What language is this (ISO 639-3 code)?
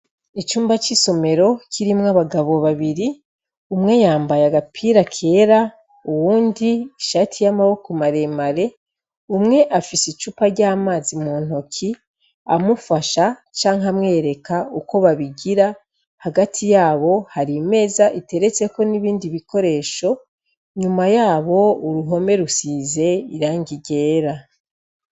run